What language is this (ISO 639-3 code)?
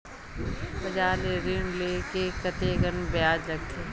hne